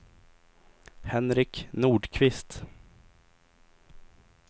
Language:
Swedish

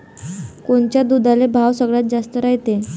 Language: Marathi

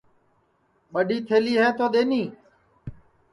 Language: Sansi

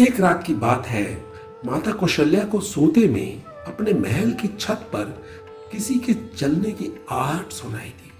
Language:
Hindi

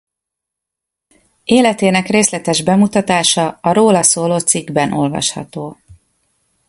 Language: Hungarian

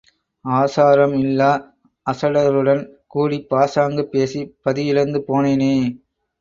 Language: Tamil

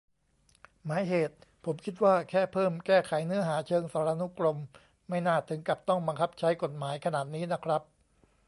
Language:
Thai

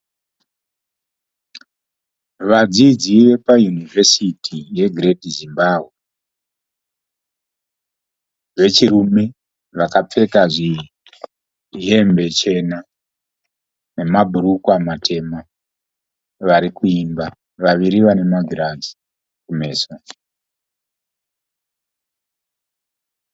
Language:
Shona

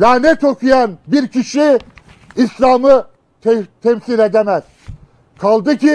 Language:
Turkish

